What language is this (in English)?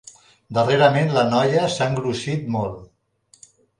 Catalan